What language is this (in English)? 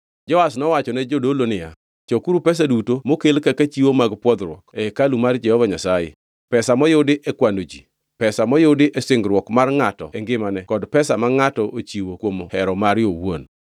Luo (Kenya and Tanzania)